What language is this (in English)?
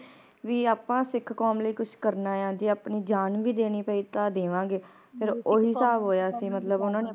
Punjabi